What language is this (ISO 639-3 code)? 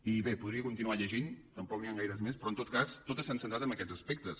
cat